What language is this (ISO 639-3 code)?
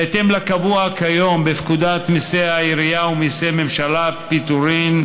heb